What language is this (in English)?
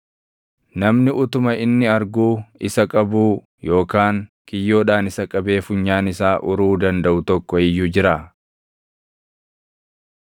Oromo